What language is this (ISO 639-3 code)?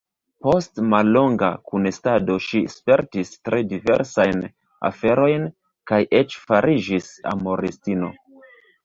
epo